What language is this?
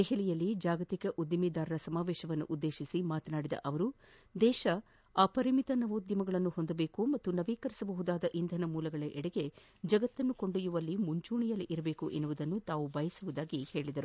Kannada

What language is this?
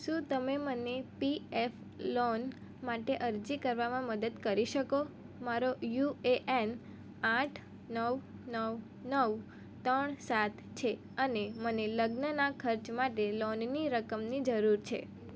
Gujarati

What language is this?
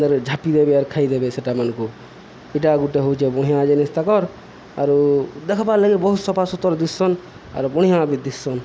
Odia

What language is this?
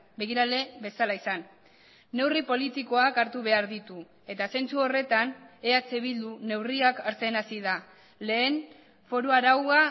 Basque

